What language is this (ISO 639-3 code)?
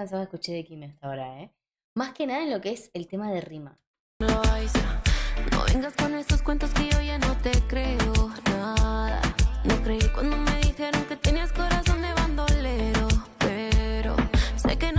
spa